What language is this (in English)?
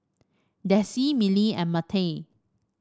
English